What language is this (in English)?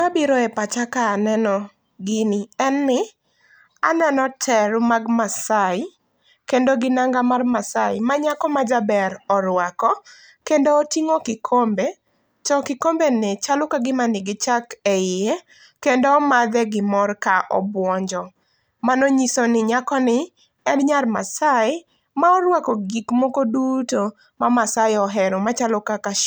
Luo (Kenya and Tanzania)